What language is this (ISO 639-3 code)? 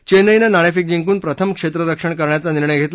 mar